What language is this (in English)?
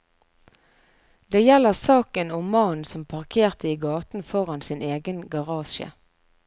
Norwegian